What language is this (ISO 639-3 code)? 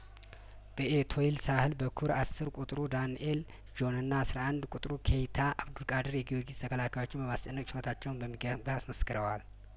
amh